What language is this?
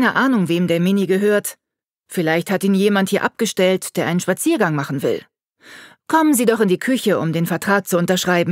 German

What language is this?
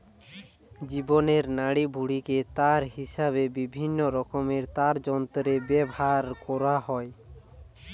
Bangla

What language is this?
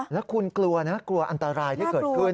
Thai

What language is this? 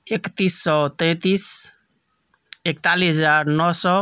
Maithili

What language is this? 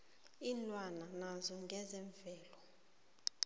South Ndebele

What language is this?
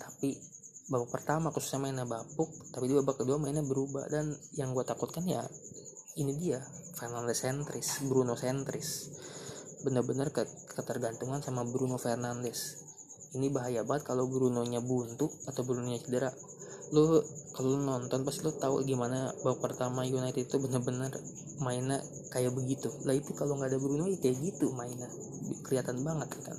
Indonesian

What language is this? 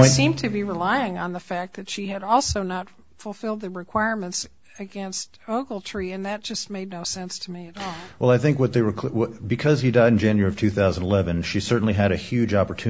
English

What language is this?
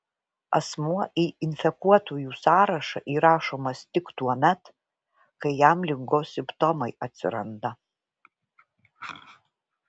Lithuanian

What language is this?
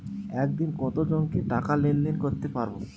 Bangla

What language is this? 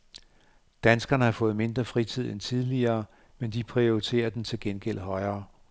Danish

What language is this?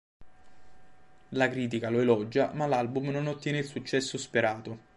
Italian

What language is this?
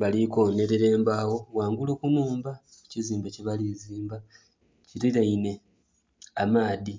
Soga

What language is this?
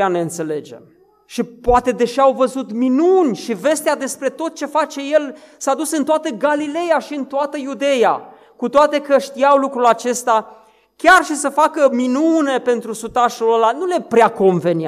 Romanian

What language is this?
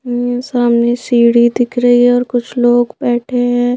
Hindi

